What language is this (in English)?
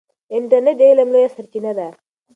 Pashto